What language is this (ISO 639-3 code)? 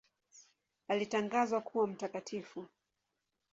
swa